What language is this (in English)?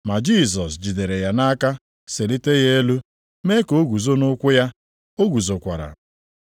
Igbo